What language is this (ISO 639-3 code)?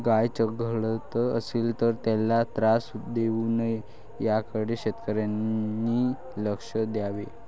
mar